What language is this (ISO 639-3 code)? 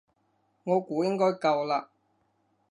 yue